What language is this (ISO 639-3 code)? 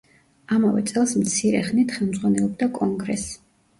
kat